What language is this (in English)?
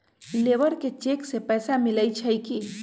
Magahi